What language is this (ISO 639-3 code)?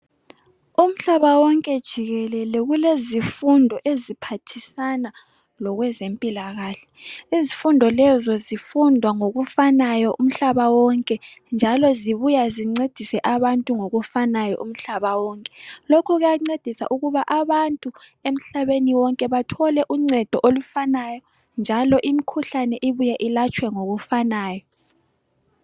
nde